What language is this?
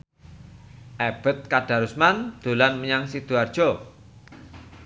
Javanese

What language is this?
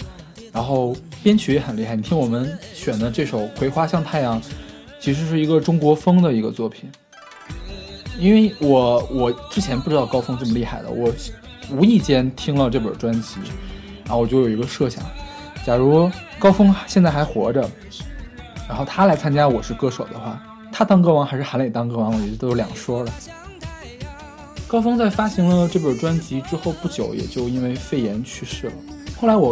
Chinese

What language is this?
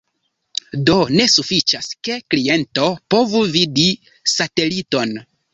Esperanto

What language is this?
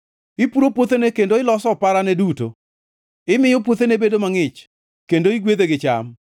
Luo (Kenya and Tanzania)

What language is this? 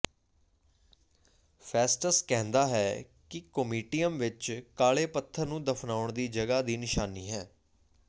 Punjabi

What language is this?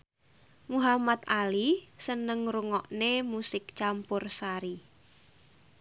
Javanese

